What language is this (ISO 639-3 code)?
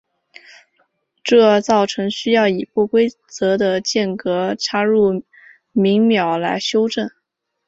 zho